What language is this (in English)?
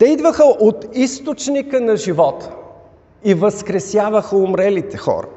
Bulgarian